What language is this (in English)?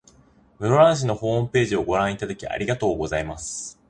Japanese